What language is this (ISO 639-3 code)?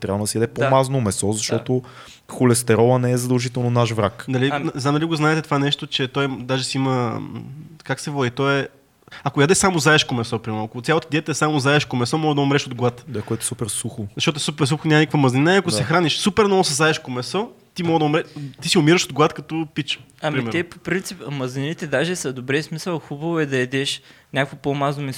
bul